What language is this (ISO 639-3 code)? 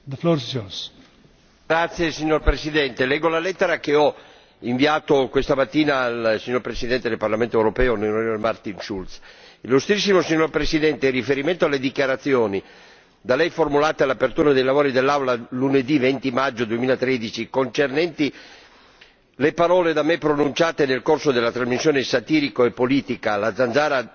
ita